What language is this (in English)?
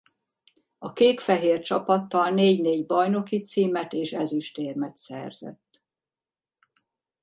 Hungarian